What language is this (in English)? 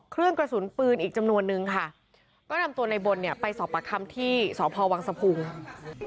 Thai